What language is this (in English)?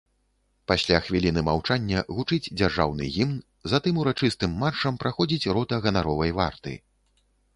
Belarusian